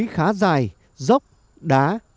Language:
Vietnamese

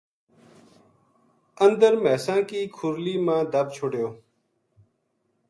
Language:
Gujari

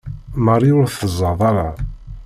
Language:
Kabyle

